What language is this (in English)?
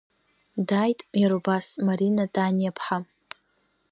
Abkhazian